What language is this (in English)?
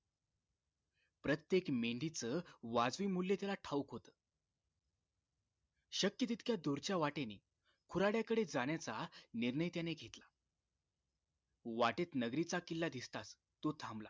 Marathi